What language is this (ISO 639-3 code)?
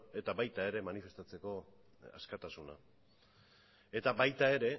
eus